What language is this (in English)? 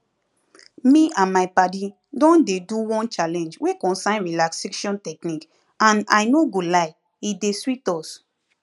Nigerian Pidgin